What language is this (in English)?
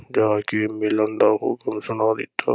Punjabi